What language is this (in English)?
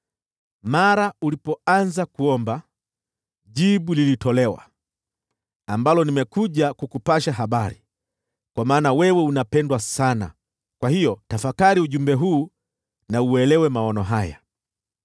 Swahili